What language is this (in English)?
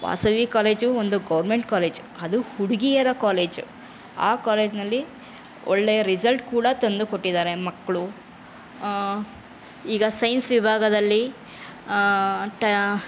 Kannada